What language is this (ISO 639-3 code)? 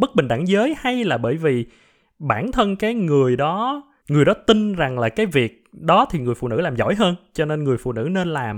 vie